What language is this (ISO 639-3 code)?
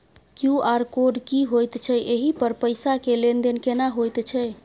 mai